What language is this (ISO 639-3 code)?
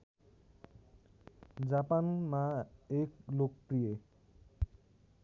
nep